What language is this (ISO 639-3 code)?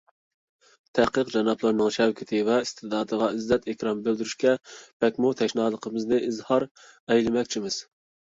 uig